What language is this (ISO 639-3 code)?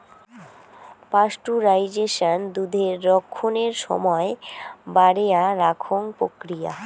ben